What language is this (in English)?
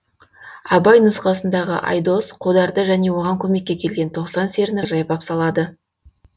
Kazakh